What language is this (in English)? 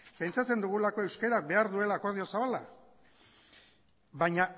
Basque